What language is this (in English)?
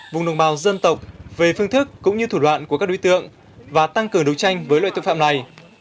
Vietnamese